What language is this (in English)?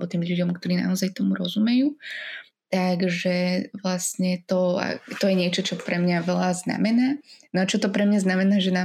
Slovak